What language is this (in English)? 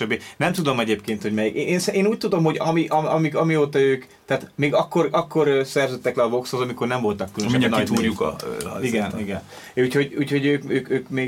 Hungarian